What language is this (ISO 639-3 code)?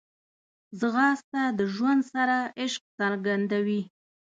pus